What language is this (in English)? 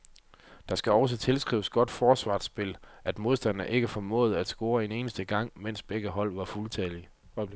Danish